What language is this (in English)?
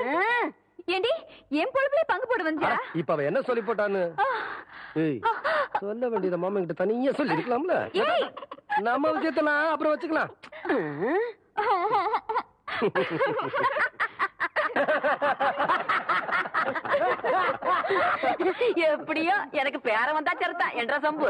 Tamil